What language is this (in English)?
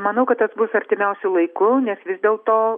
Lithuanian